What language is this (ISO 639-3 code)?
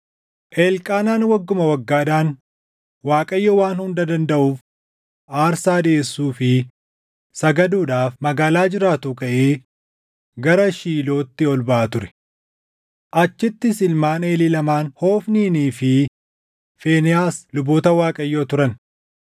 orm